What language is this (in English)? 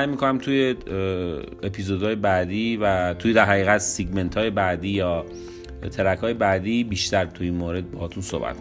Persian